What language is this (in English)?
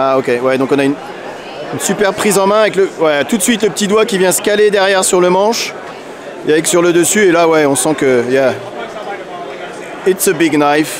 French